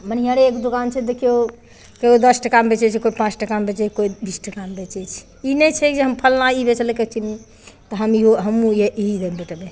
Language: Maithili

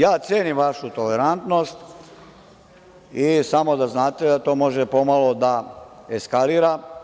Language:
Serbian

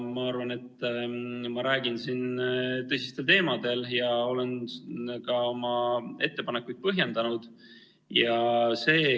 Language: Estonian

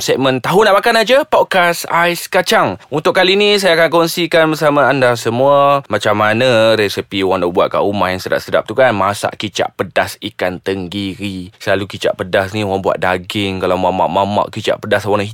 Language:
Malay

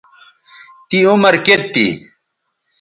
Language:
Bateri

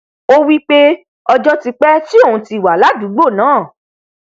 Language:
Yoruba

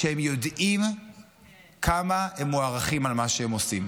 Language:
Hebrew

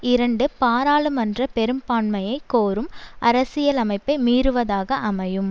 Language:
Tamil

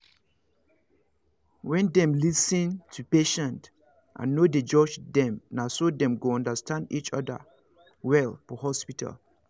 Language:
Nigerian Pidgin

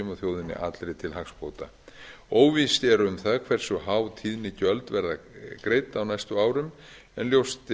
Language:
Icelandic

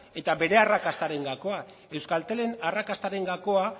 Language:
Basque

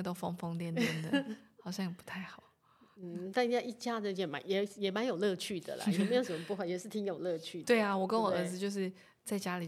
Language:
Chinese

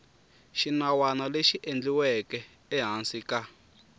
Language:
Tsonga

